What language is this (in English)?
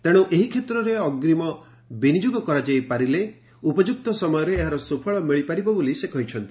Odia